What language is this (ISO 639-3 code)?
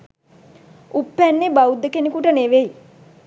sin